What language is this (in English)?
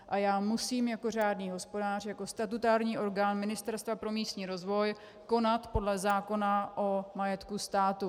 Czech